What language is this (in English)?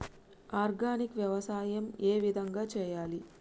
Telugu